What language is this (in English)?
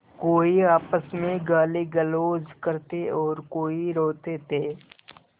Hindi